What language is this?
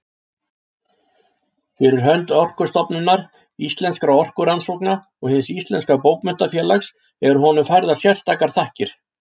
Icelandic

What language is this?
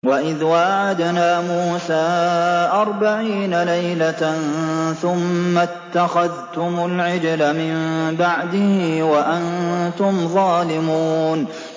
Arabic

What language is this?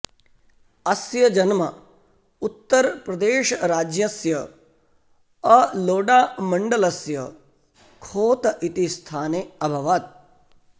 Sanskrit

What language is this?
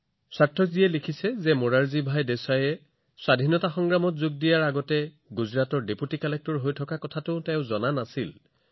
Assamese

